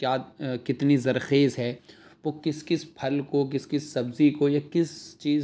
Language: Urdu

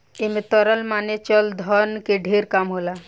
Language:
Bhojpuri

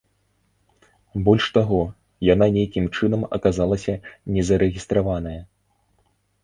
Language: Belarusian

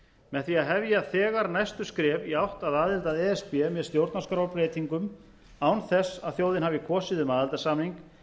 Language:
Icelandic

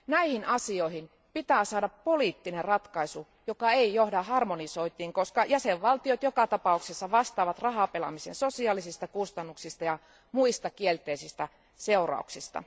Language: Finnish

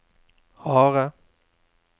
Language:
Norwegian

